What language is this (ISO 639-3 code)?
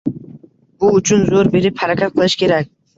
uzb